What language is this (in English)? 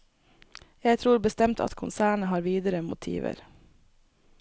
Norwegian